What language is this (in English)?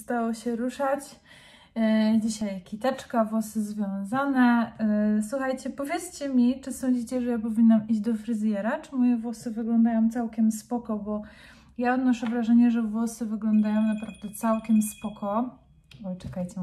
Polish